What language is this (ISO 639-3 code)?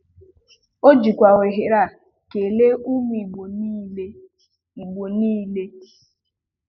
ibo